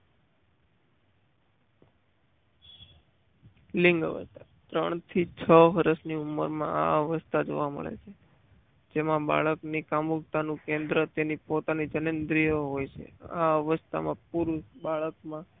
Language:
Gujarati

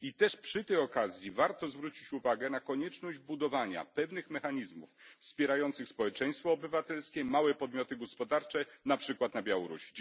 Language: Polish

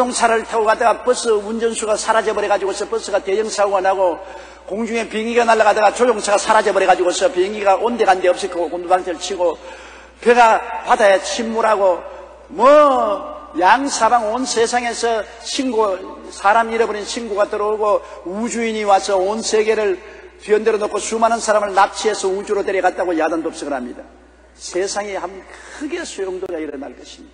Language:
Korean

